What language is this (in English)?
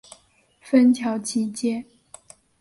Chinese